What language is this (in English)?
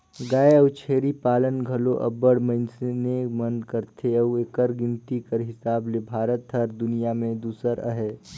Chhattisgarhi